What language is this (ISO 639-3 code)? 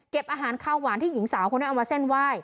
tha